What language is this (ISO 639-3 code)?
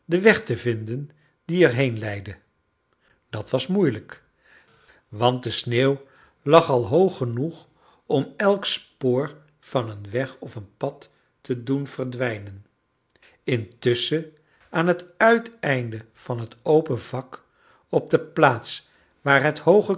nld